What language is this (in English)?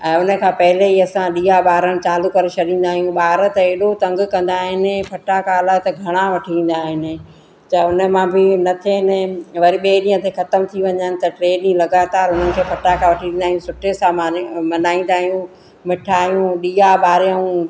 Sindhi